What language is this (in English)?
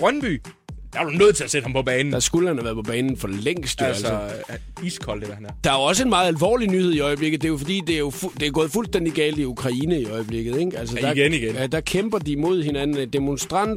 Danish